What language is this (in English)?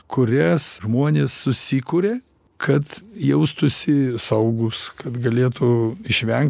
Lithuanian